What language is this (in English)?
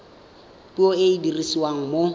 Tswana